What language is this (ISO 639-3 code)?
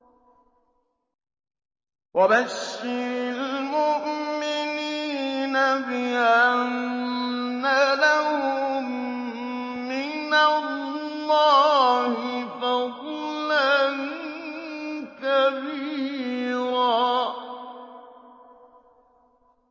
ara